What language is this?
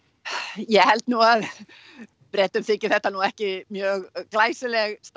Icelandic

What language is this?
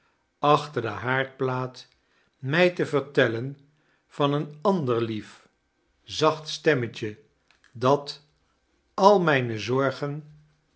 Dutch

